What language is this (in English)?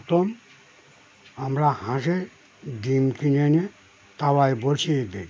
Bangla